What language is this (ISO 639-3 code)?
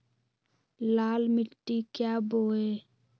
mag